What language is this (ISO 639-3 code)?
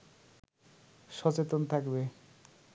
ben